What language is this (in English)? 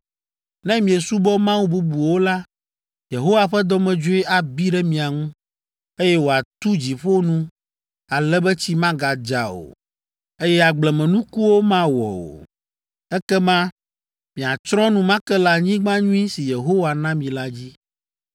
Ewe